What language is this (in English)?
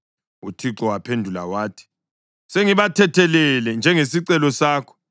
North Ndebele